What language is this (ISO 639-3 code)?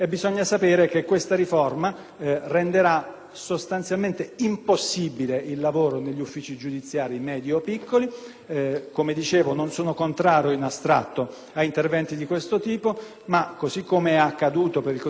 ita